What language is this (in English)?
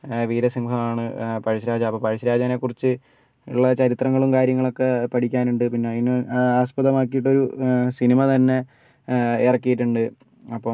Malayalam